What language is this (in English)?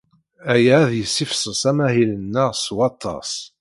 Kabyle